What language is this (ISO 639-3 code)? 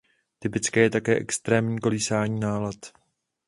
ces